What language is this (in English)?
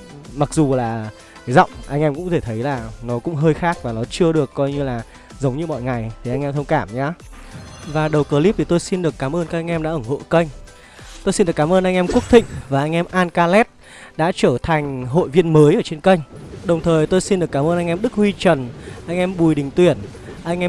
Vietnamese